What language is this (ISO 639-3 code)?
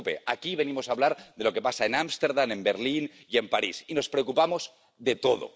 spa